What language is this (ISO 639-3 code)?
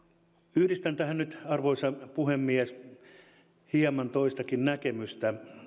fin